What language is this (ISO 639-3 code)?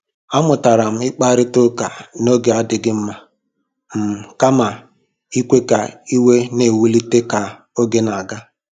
ibo